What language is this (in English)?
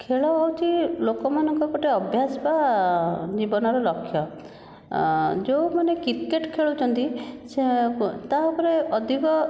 Odia